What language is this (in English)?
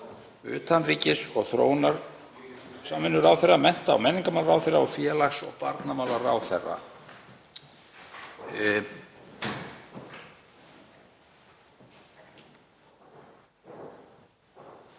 Icelandic